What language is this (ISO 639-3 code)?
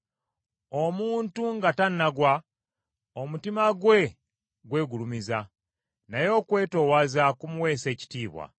lug